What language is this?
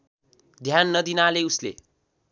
Nepali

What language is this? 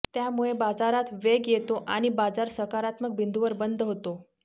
Marathi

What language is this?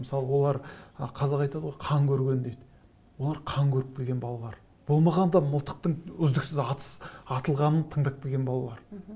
Kazakh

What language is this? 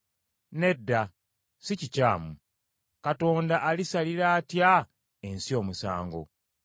Ganda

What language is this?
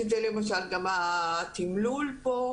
Hebrew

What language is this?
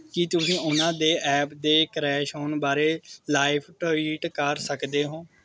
Punjabi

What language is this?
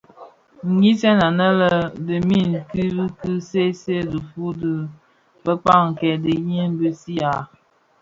Bafia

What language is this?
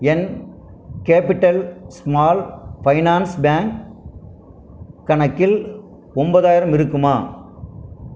Tamil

